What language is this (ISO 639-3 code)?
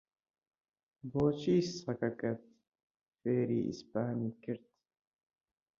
ckb